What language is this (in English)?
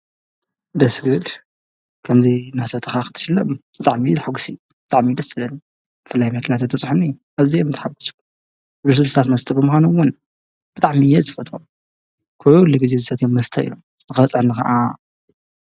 Tigrinya